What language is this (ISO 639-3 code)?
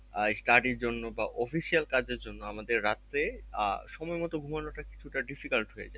ben